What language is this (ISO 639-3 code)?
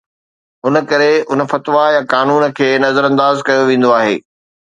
snd